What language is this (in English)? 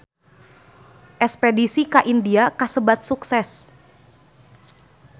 Sundanese